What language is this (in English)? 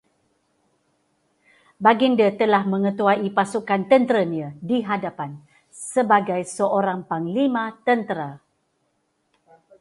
Malay